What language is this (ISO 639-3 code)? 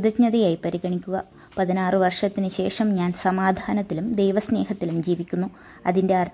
mal